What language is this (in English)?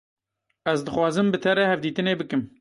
Kurdish